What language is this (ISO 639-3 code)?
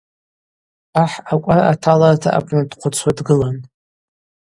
abq